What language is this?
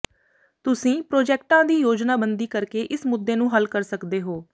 Punjabi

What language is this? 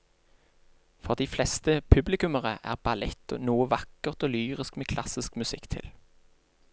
Norwegian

